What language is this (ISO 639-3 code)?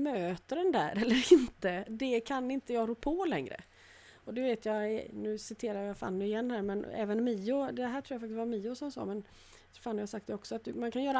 swe